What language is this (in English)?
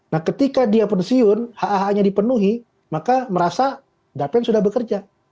Indonesian